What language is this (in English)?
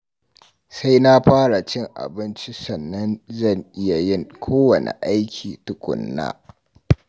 Hausa